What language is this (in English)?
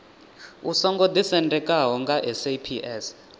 Venda